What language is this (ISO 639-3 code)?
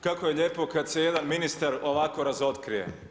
hrv